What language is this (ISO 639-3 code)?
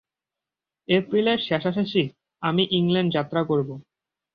ben